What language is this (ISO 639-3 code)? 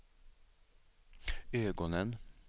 swe